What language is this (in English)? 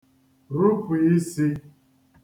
Igbo